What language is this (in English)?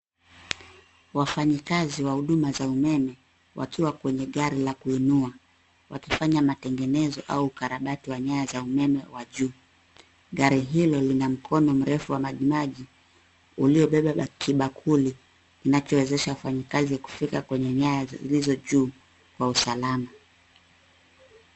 Swahili